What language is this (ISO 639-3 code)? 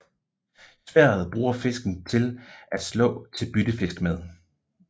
dan